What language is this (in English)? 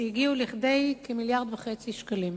Hebrew